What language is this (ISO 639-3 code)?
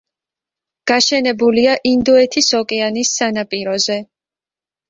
kat